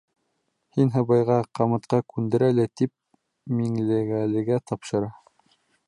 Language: Bashkir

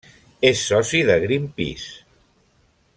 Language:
Catalan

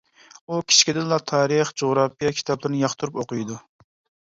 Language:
Uyghur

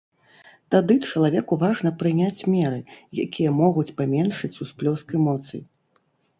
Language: Belarusian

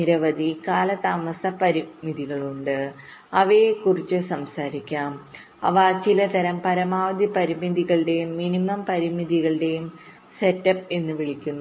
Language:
Malayalam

